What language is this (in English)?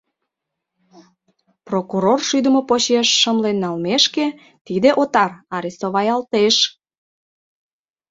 Mari